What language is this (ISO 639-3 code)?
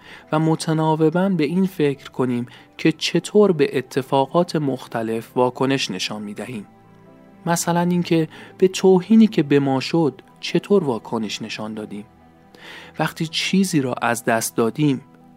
fas